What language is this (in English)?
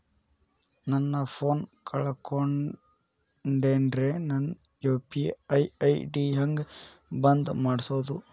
Kannada